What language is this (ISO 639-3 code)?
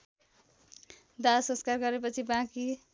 nep